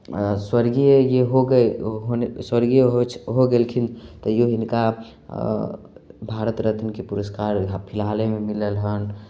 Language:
Maithili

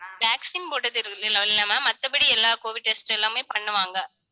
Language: Tamil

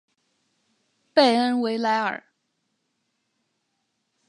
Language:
Chinese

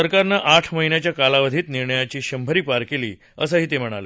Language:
Marathi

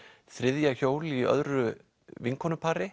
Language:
Icelandic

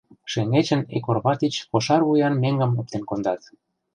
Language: Mari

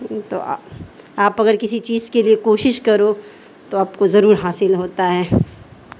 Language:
Urdu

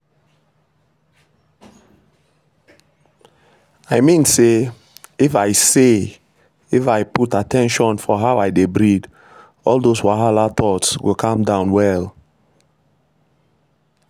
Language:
Nigerian Pidgin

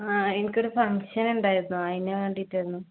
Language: Malayalam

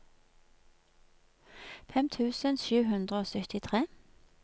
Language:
Norwegian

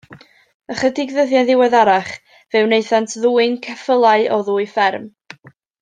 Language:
Welsh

